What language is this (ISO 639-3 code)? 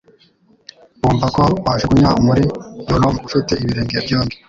kin